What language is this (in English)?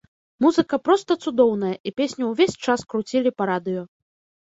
Belarusian